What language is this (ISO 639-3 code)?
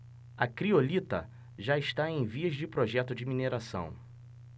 por